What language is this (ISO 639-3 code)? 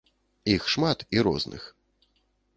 bel